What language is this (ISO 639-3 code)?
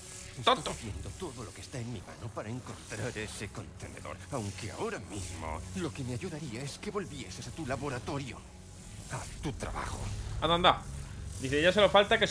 spa